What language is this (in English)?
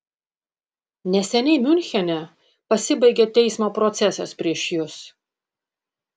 Lithuanian